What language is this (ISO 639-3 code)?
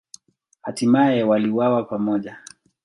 swa